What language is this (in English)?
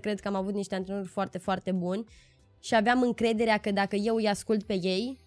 Romanian